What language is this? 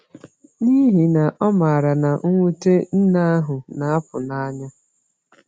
Igbo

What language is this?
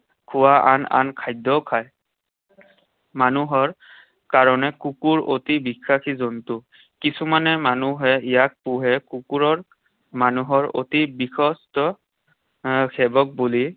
Assamese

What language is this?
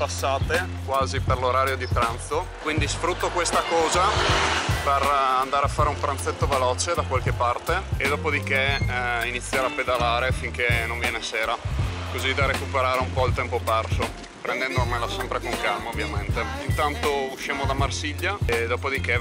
Italian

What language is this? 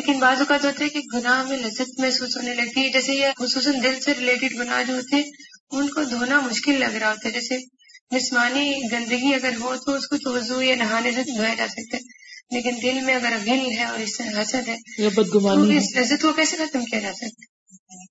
Urdu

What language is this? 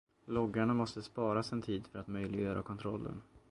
Swedish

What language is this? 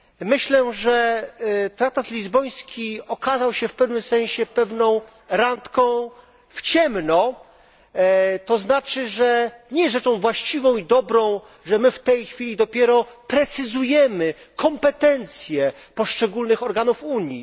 Polish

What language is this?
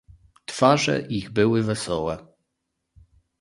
Polish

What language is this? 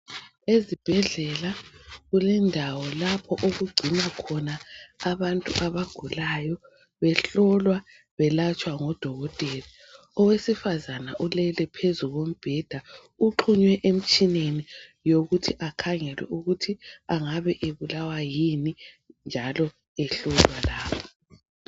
North Ndebele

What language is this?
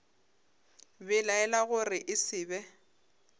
Northern Sotho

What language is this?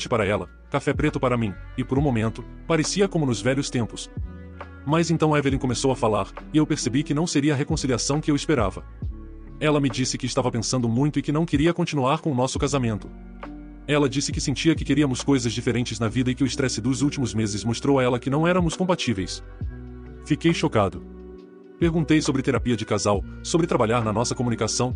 Portuguese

